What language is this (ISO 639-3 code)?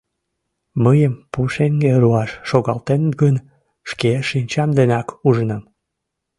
chm